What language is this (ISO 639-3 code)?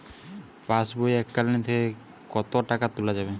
ben